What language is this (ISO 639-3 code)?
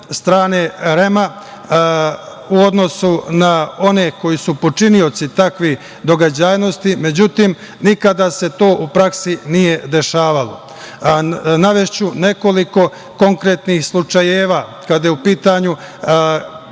srp